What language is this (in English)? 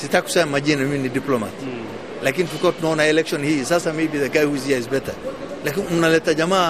Swahili